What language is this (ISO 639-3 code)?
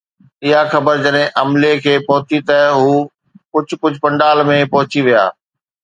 snd